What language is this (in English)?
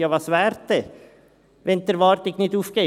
Swiss German